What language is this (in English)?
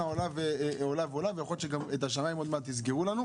Hebrew